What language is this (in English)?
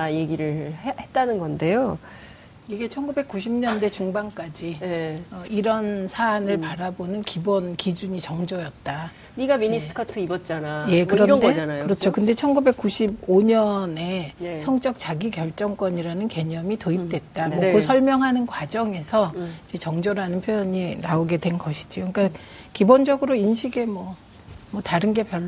Korean